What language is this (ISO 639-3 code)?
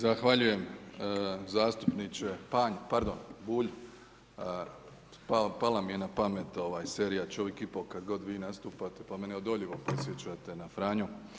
hrv